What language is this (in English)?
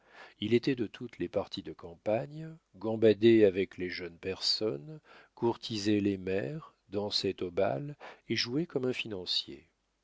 French